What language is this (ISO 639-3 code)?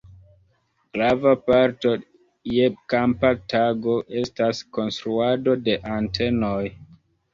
epo